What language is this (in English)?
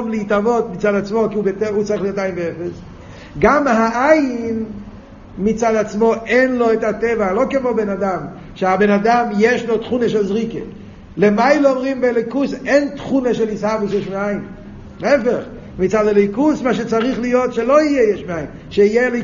Hebrew